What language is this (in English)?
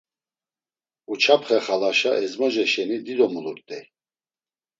Laz